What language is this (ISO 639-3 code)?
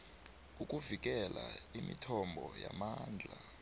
nbl